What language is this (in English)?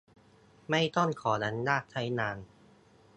Thai